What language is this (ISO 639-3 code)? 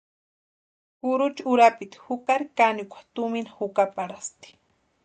pua